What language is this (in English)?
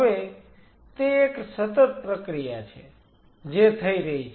Gujarati